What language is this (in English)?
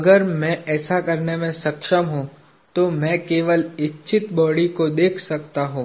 Hindi